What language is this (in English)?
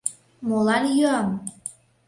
Mari